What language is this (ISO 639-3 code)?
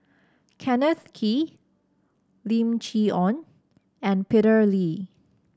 eng